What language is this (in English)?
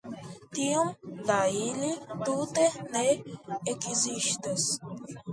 Esperanto